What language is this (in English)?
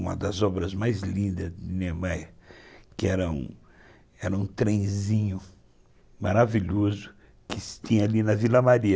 Portuguese